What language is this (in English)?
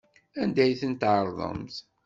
Kabyle